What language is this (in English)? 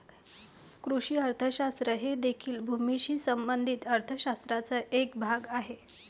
Marathi